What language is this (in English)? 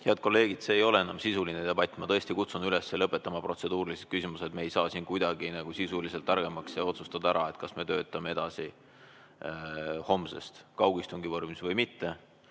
Estonian